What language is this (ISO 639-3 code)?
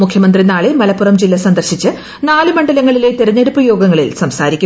mal